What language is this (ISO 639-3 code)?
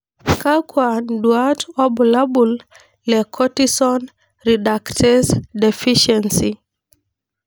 mas